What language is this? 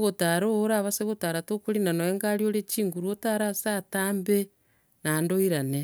Gusii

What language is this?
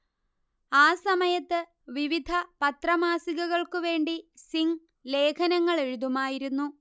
Malayalam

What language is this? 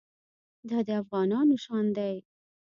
Pashto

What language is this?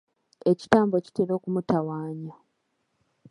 Ganda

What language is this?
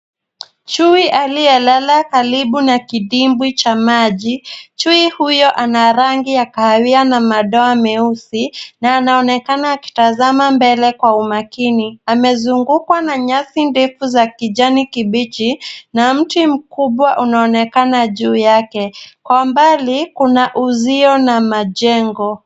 Swahili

